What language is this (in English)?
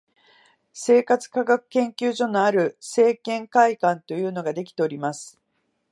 Japanese